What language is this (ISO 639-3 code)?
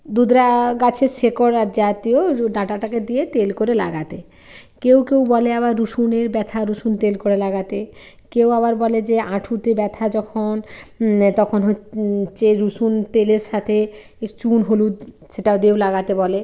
ben